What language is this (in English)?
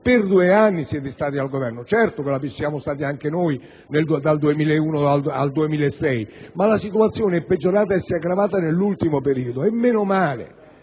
Italian